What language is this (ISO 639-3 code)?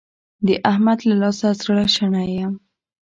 pus